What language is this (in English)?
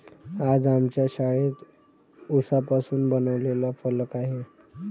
Marathi